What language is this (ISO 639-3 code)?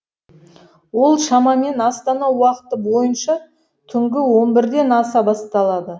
kaz